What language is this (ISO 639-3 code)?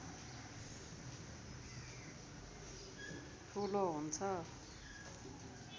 nep